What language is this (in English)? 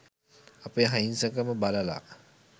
Sinhala